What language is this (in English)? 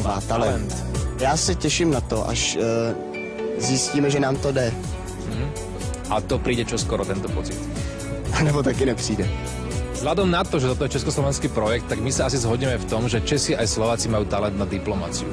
Czech